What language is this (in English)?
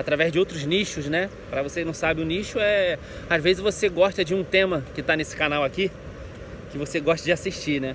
Portuguese